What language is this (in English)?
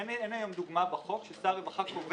Hebrew